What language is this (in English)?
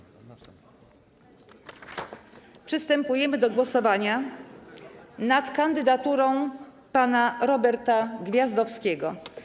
Polish